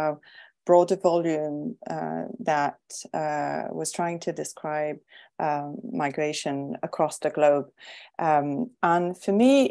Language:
English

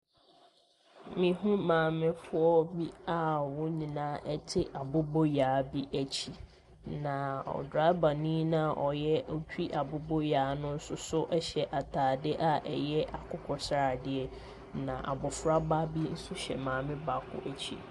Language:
Akan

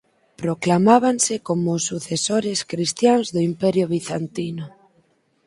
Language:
Galician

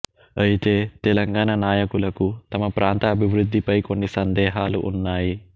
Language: Telugu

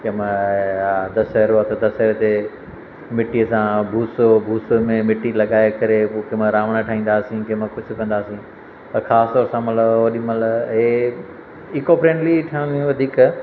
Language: Sindhi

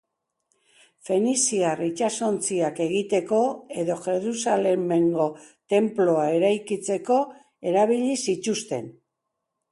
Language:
Basque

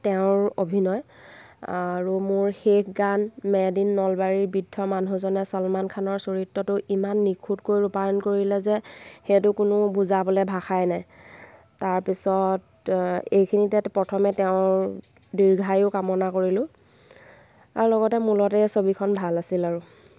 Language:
Assamese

